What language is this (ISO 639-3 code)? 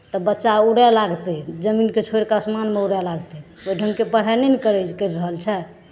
mai